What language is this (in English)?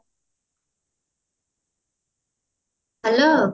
Odia